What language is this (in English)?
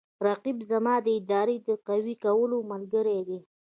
Pashto